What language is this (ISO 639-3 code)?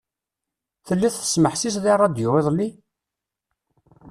kab